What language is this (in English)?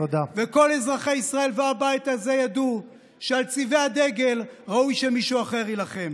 Hebrew